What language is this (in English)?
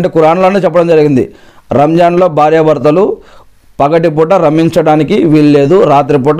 Telugu